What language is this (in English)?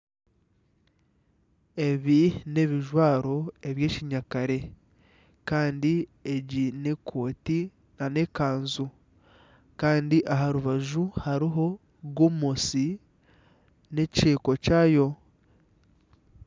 Nyankole